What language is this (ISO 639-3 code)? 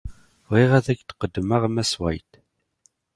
kab